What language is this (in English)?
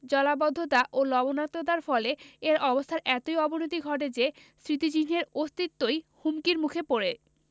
Bangla